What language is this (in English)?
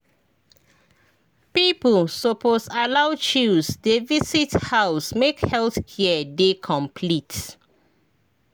Nigerian Pidgin